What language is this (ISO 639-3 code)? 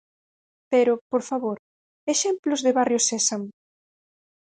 glg